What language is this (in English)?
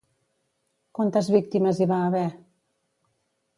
Catalan